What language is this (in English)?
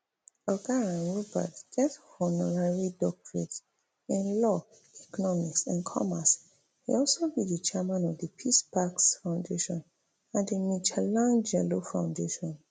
Nigerian Pidgin